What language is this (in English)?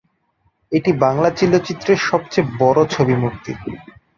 Bangla